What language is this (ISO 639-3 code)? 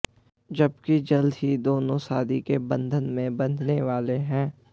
hin